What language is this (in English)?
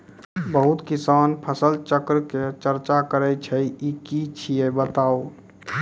Maithili